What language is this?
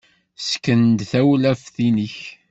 Kabyle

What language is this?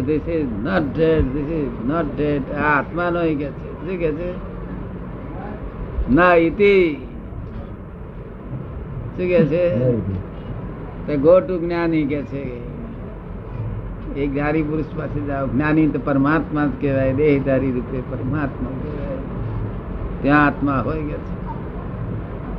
Gujarati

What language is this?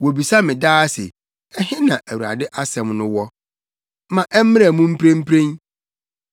Akan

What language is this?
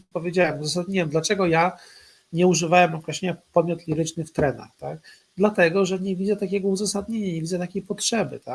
Polish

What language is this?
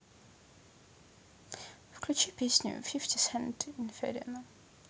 Russian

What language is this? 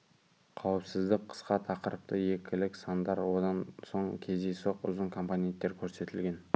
Kazakh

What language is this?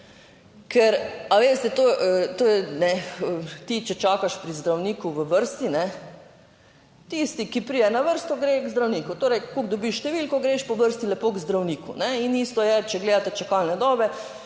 Slovenian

